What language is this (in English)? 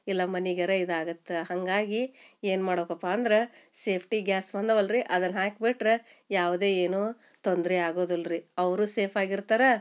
Kannada